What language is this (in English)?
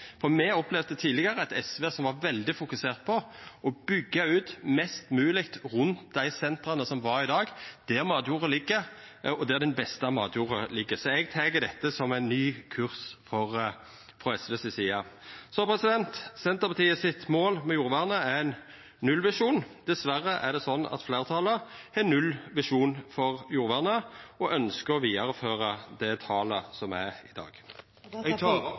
Norwegian Nynorsk